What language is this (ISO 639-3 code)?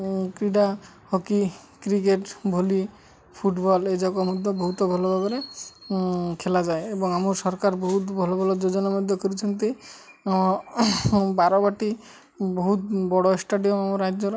ori